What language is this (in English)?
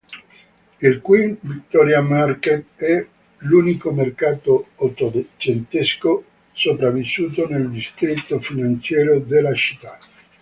Italian